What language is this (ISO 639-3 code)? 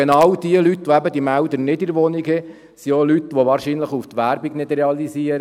gsw